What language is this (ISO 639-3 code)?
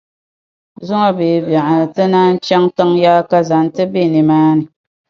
dag